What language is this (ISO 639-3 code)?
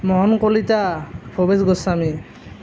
asm